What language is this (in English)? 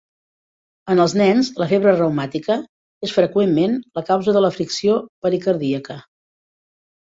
Catalan